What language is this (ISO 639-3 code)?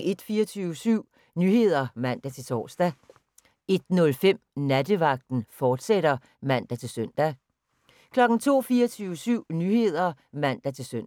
dan